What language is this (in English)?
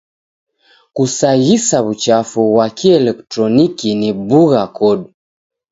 Taita